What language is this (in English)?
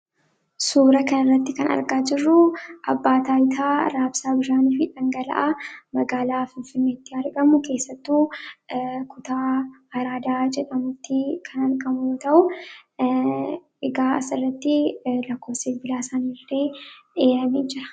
Oromo